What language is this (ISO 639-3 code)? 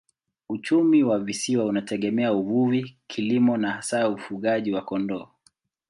swa